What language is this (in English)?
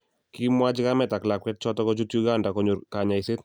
Kalenjin